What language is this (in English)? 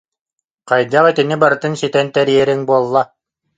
Yakut